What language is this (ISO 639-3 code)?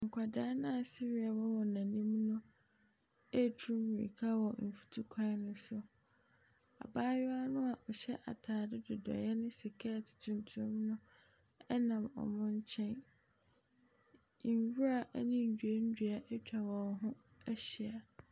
aka